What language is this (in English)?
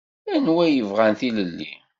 Kabyle